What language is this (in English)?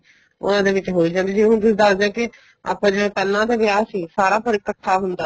Punjabi